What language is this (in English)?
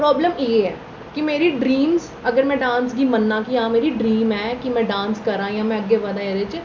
Dogri